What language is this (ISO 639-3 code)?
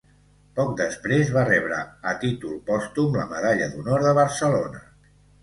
cat